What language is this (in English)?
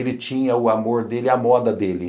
Portuguese